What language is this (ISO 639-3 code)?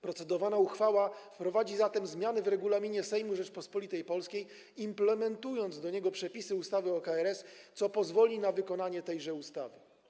pol